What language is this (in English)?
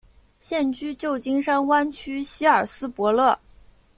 Chinese